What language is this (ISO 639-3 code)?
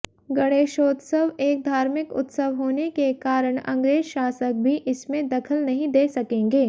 hin